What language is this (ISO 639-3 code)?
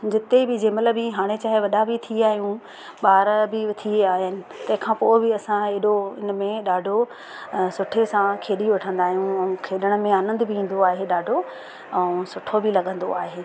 snd